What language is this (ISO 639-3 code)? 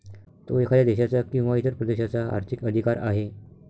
mar